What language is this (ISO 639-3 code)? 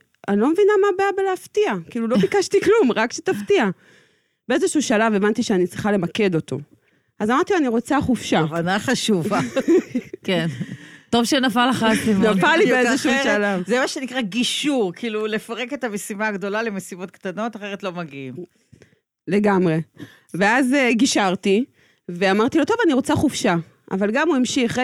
heb